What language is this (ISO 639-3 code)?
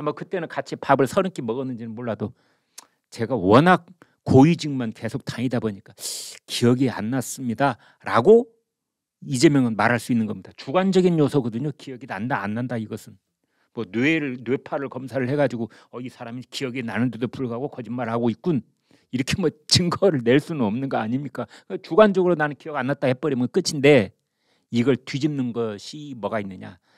kor